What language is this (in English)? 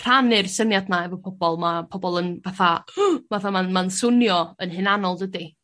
Welsh